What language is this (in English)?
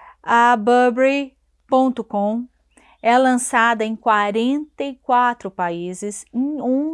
Portuguese